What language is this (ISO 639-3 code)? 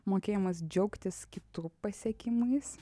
lit